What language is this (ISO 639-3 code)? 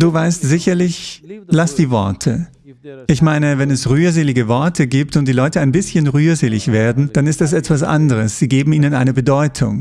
deu